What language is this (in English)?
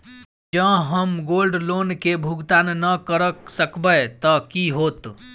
Maithili